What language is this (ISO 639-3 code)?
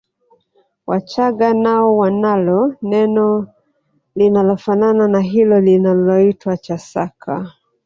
swa